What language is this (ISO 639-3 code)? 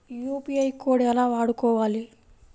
tel